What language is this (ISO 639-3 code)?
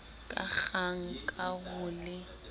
sot